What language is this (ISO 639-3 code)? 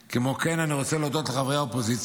heb